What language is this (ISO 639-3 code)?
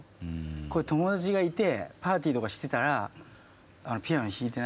jpn